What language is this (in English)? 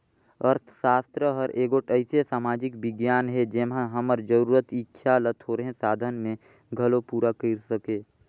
Chhattisgarhi